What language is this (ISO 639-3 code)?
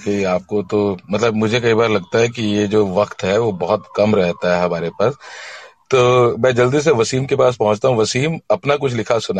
hin